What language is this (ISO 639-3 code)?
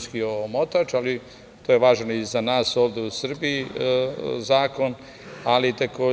srp